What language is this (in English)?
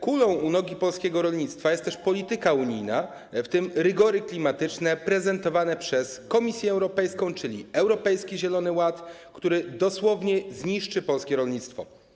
Polish